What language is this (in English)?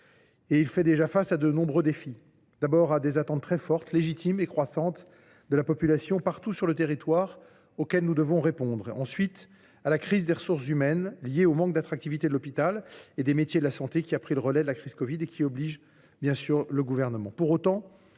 French